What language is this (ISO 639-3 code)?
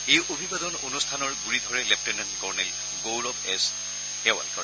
asm